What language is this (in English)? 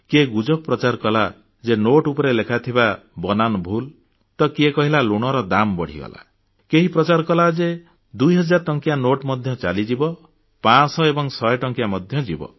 Odia